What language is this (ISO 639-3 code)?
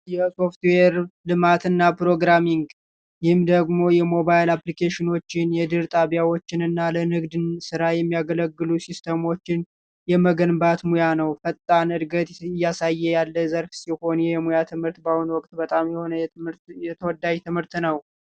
amh